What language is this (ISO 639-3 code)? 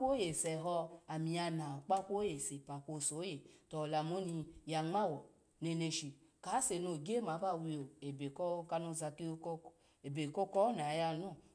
ala